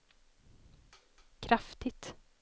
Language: Swedish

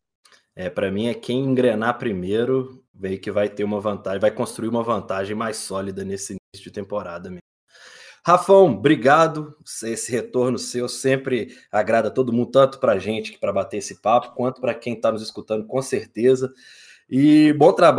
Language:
Portuguese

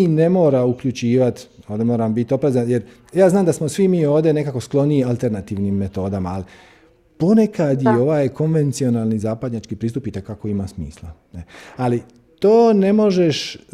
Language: Croatian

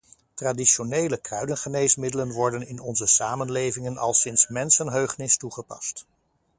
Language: Dutch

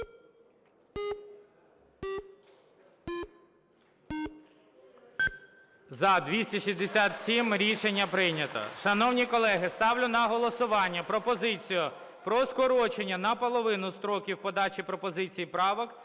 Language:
Ukrainian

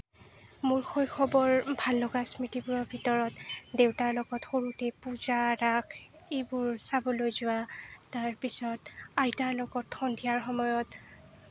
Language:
Assamese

